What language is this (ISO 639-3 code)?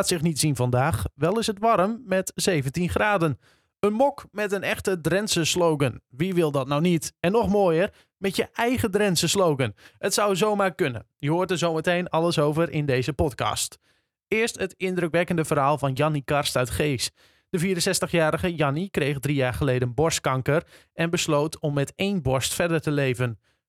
nld